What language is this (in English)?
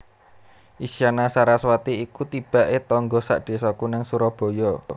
Javanese